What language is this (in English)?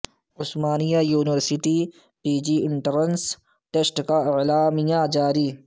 Urdu